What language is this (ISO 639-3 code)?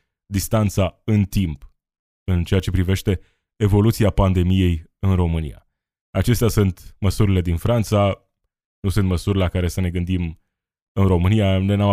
ron